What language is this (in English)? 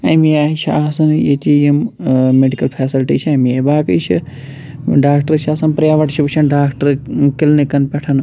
Kashmiri